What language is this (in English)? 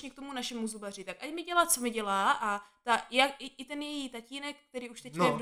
Czech